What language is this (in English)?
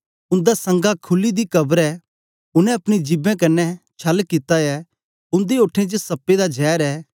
Dogri